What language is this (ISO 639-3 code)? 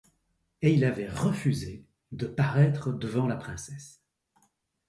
fra